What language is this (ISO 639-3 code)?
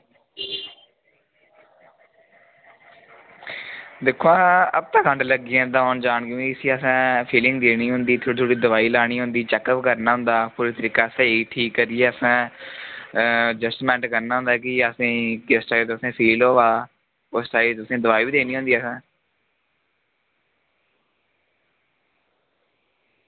doi